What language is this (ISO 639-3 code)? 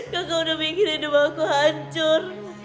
ind